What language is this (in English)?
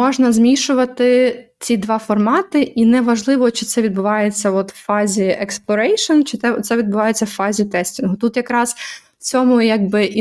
Ukrainian